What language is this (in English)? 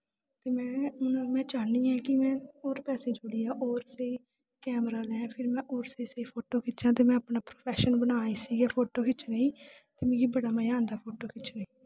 Dogri